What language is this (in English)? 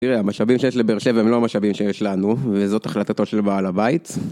Hebrew